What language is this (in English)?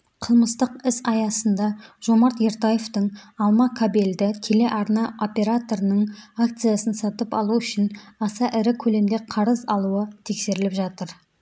Kazakh